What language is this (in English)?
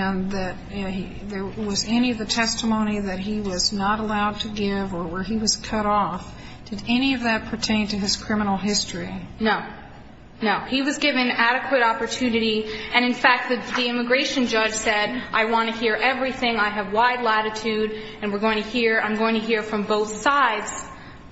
English